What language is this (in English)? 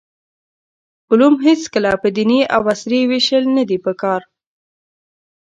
Pashto